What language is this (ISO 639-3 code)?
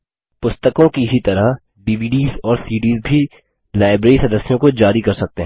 hin